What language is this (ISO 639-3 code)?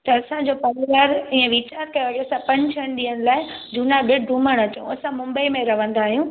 snd